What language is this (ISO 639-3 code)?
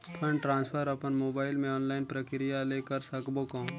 hne